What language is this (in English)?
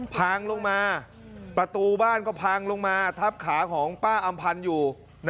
Thai